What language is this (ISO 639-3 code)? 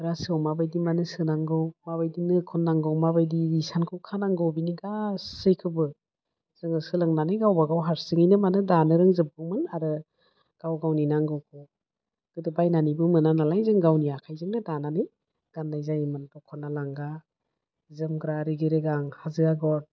brx